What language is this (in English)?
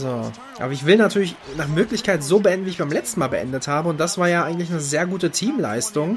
German